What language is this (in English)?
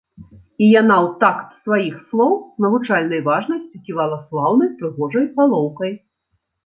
Belarusian